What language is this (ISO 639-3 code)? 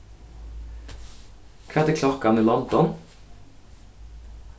fao